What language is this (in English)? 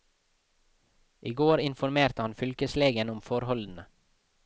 Norwegian